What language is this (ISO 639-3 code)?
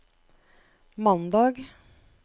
nor